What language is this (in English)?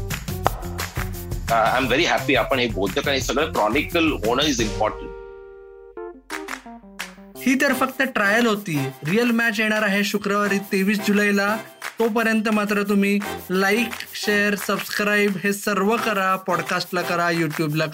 Marathi